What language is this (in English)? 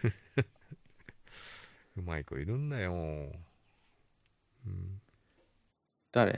Japanese